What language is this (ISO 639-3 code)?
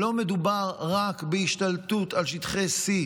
heb